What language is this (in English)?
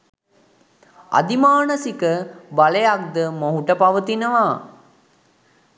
Sinhala